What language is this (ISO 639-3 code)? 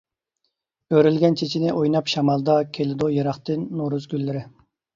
uig